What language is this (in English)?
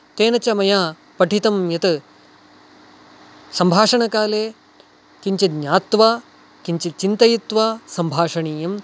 Sanskrit